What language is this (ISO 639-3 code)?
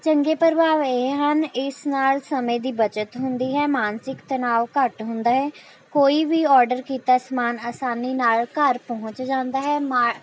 pan